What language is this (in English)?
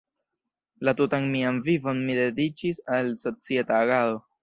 Esperanto